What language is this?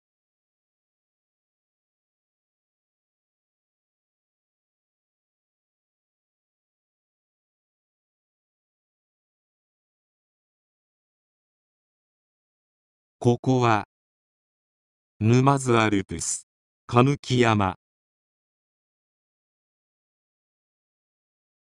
Japanese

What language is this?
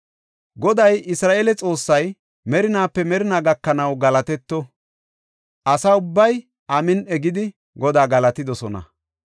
Gofa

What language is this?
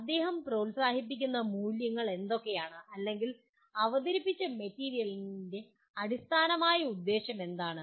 Malayalam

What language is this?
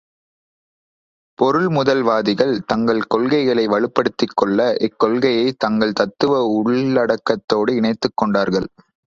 Tamil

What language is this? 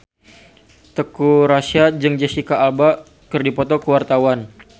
Sundanese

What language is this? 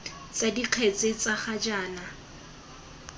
Tswana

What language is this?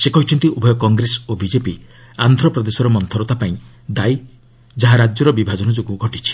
Odia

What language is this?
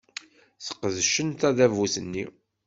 Kabyle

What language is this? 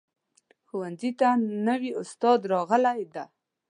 Pashto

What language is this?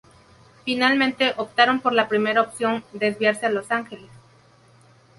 Spanish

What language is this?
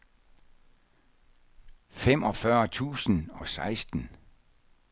Danish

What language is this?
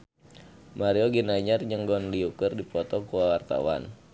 Sundanese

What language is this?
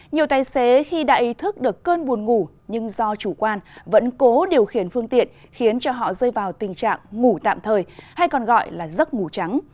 Vietnamese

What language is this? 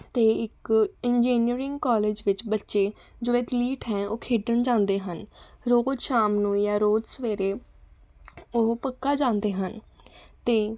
Punjabi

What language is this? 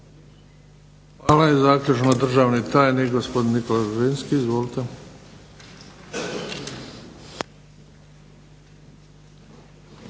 Croatian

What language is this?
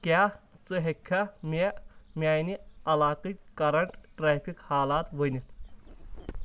Kashmiri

